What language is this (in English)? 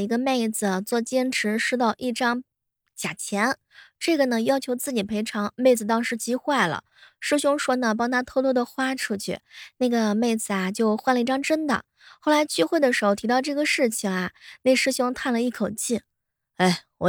Chinese